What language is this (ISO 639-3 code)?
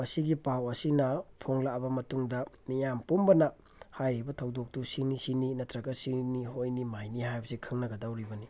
mni